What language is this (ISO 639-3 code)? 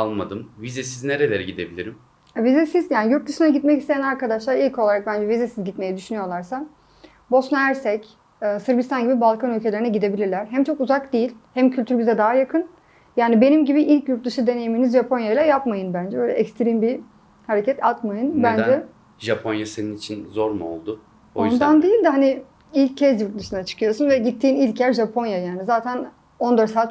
tur